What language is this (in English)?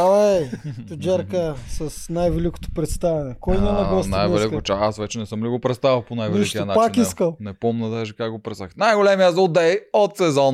Bulgarian